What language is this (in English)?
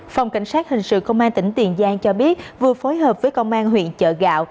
Vietnamese